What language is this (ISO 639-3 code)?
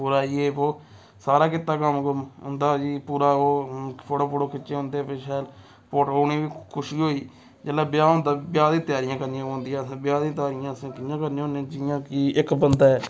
doi